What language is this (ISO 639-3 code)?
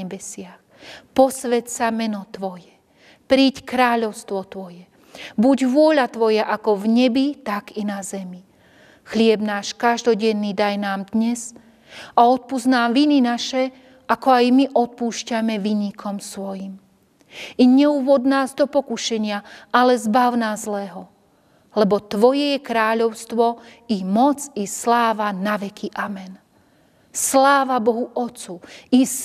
slk